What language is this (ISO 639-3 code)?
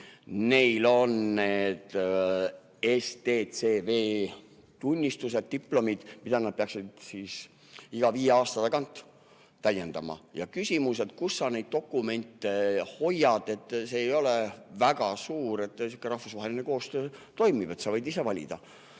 est